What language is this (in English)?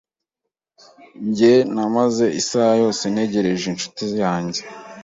Kinyarwanda